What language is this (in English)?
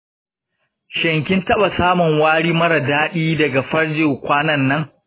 Hausa